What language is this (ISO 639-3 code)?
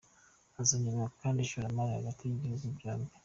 kin